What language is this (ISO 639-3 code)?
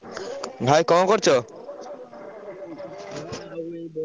ori